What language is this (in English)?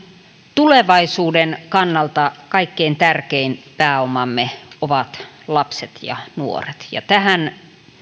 Finnish